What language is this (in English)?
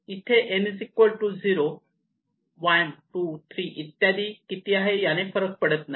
Marathi